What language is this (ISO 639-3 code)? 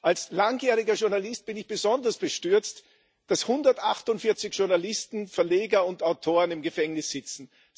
deu